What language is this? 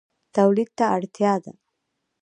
Pashto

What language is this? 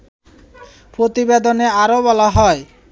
Bangla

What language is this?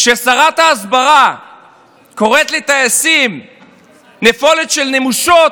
Hebrew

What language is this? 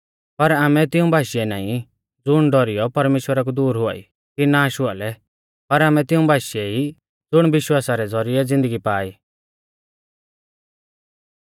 Mahasu Pahari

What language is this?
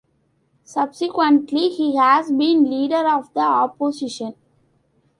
English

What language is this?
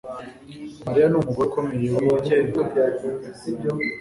Kinyarwanda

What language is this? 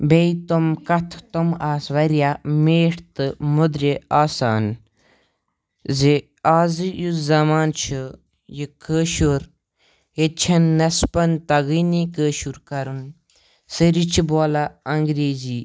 Kashmiri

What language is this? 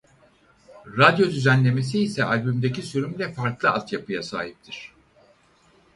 Turkish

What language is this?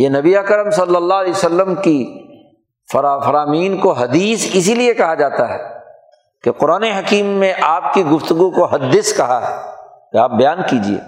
Urdu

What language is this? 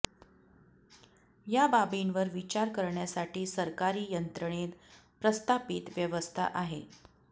Marathi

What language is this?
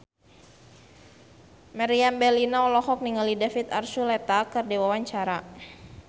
Sundanese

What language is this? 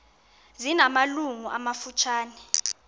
Xhosa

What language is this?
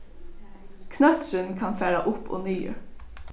Faroese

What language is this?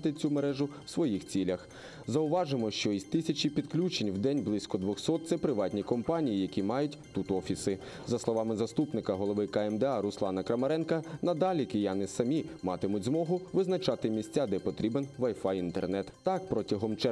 Ukrainian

